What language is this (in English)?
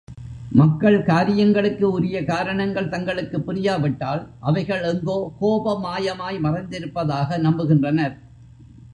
Tamil